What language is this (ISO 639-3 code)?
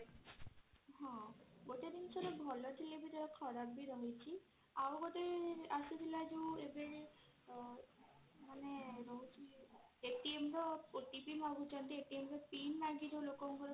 ori